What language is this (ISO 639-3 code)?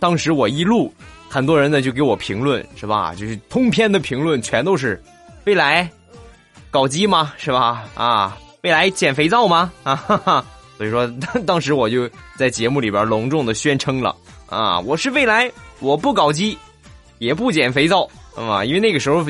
zho